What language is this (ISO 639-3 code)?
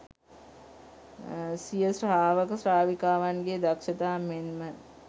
sin